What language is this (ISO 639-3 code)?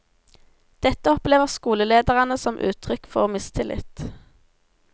nor